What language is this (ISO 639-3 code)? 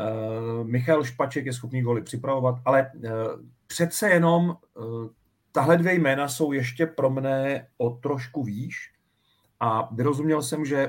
ces